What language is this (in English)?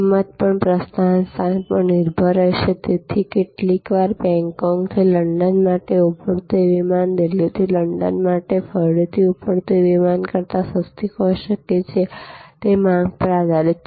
Gujarati